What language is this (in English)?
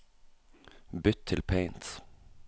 Norwegian